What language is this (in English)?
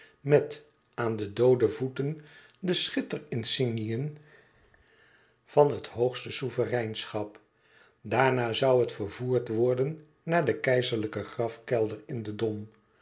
Dutch